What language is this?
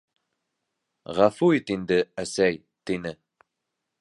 Bashkir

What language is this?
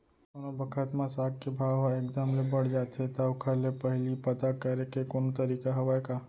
Chhattisgarhi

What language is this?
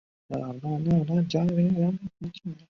Chinese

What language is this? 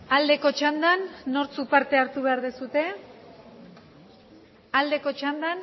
Basque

